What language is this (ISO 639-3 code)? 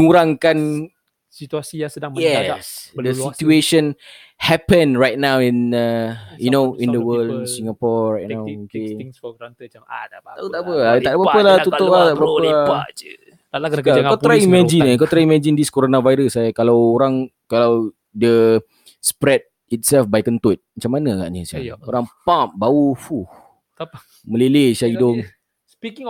msa